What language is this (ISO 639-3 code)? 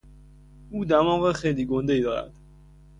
fas